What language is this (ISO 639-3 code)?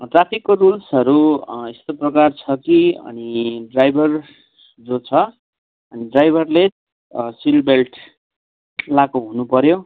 nep